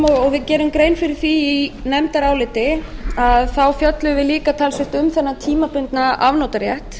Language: Icelandic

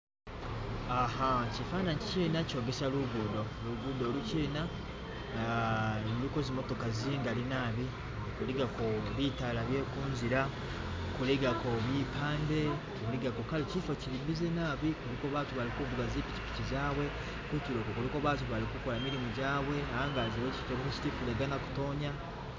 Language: Masaaba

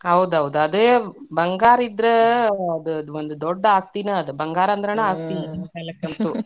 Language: Kannada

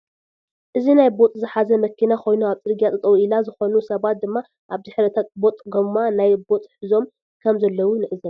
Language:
Tigrinya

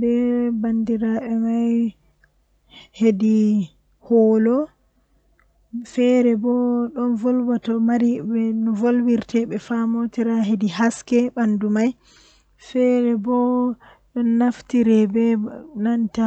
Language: Western Niger Fulfulde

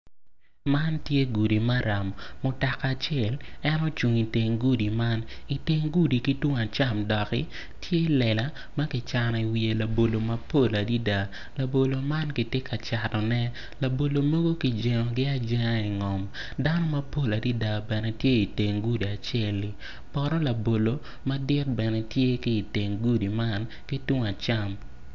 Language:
Acoli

